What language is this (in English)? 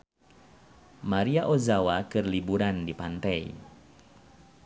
Sundanese